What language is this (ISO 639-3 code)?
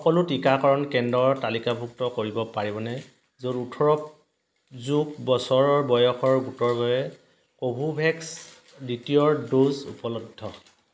asm